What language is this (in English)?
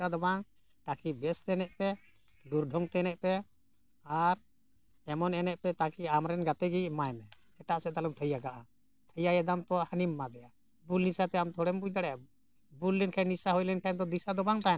Santali